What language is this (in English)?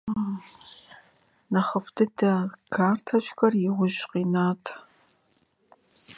Russian